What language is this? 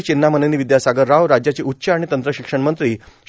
Marathi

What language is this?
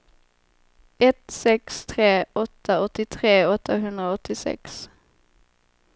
Swedish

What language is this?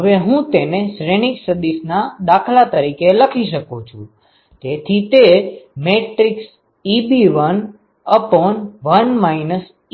Gujarati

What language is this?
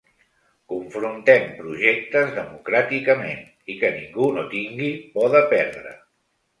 Catalan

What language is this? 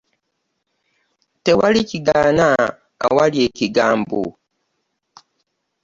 Ganda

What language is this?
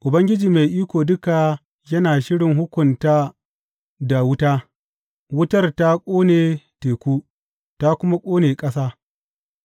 Hausa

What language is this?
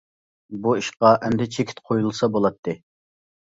Uyghur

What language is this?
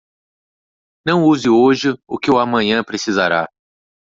Portuguese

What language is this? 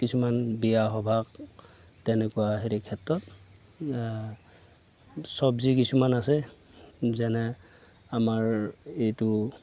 Assamese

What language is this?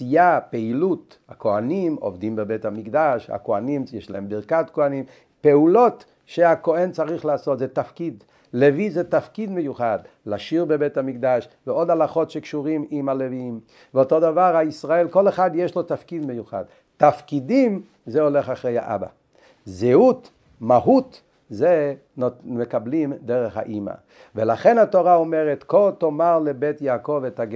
Hebrew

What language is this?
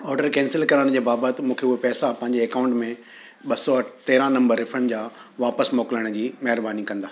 Sindhi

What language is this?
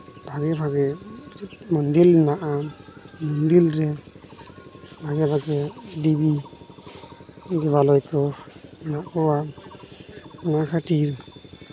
Santali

